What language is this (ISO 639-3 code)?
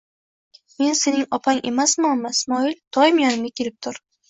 uzb